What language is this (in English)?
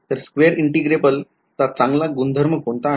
Marathi